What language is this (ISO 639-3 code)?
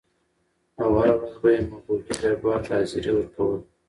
pus